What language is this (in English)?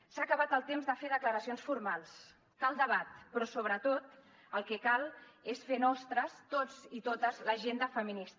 Catalan